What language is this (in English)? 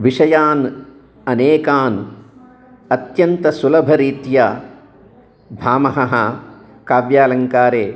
Sanskrit